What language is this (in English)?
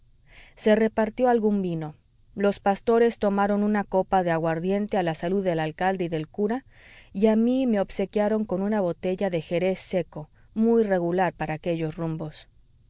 Spanish